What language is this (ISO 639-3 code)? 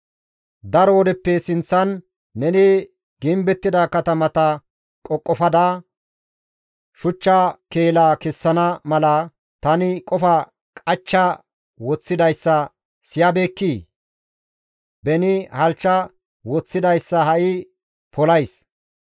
gmv